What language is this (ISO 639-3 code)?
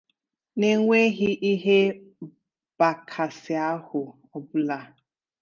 ibo